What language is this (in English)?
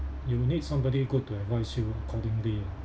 English